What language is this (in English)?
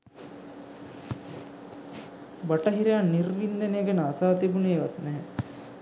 Sinhala